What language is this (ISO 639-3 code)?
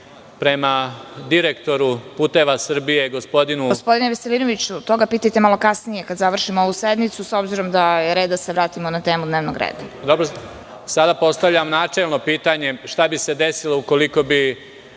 srp